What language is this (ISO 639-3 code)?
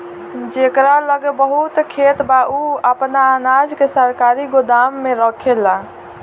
bho